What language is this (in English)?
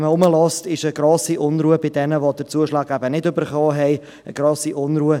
Swiss German